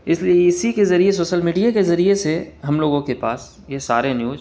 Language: Urdu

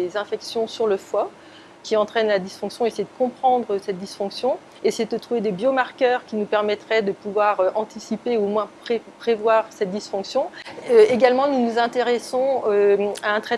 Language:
French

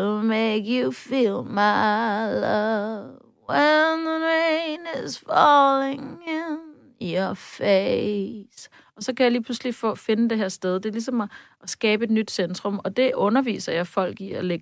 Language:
Danish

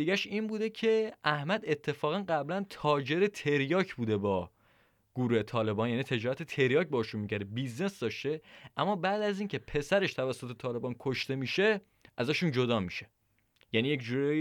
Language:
Persian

